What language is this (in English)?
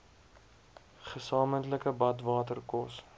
Afrikaans